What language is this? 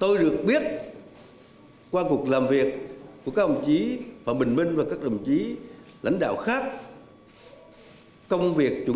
Vietnamese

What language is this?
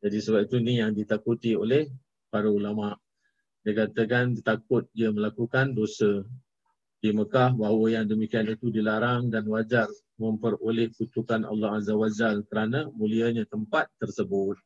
Malay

